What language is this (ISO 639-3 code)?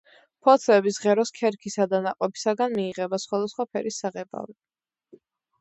kat